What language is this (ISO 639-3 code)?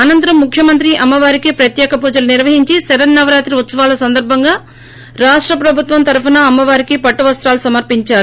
tel